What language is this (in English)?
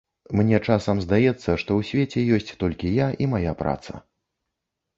Belarusian